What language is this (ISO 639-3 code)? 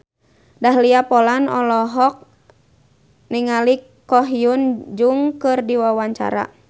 sun